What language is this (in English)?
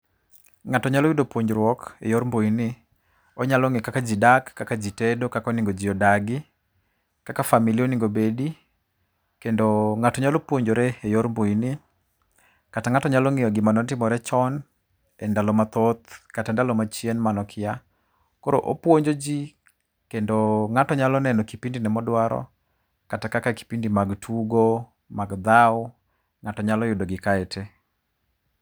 Luo (Kenya and Tanzania)